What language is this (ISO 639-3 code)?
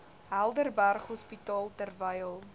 afr